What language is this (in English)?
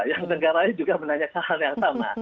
Indonesian